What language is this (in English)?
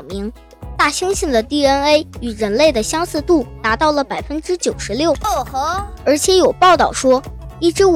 Chinese